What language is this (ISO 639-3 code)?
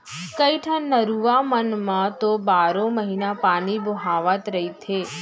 hne